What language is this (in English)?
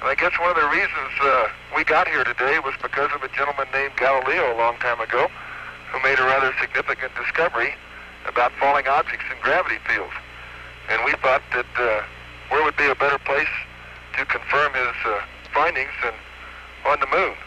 German